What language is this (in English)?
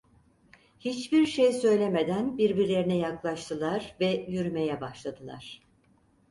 Turkish